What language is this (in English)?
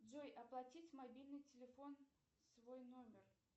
Russian